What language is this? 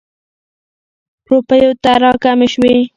Pashto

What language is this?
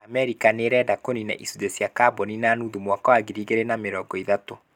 Kikuyu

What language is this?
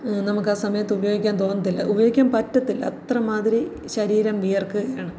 Malayalam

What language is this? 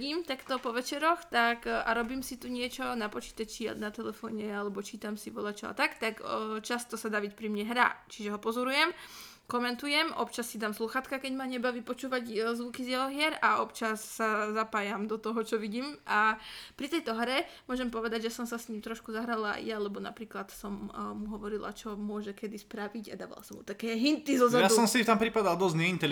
Slovak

